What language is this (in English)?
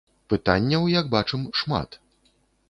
Belarusian